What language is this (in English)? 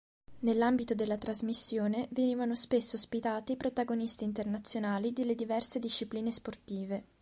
Italian